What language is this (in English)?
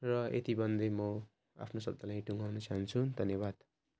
Nepali